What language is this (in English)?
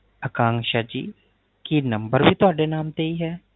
Punjabi